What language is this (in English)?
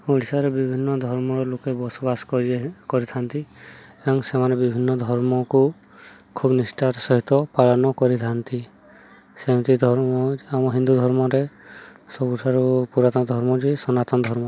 Odia